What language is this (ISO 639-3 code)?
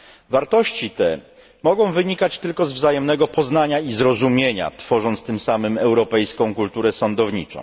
pol